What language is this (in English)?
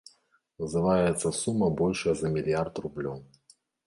Belarusian